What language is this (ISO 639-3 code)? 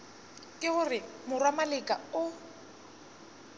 nso